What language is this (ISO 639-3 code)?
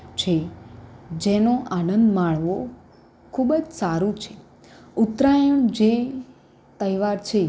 guj